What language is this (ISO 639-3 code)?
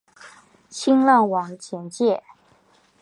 zho